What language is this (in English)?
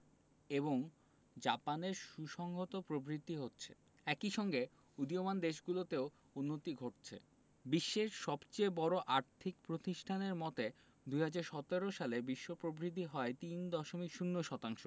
Bangla